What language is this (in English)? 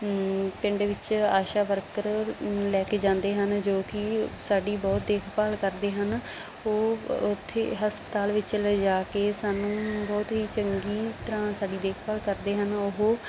Punjabi